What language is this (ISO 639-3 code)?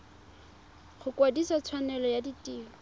tsn